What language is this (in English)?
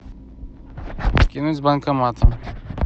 Russian